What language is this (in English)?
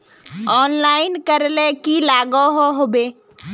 Magahi